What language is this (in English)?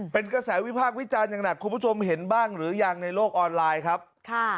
Thai